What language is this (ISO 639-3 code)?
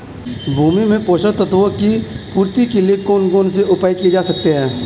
hin